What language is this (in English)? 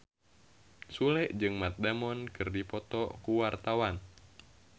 Sundanese